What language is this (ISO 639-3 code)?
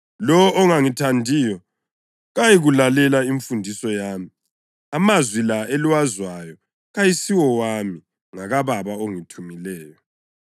nde